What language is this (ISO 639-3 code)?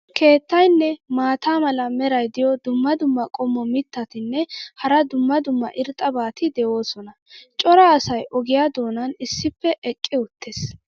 wal